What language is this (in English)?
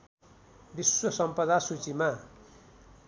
Nepali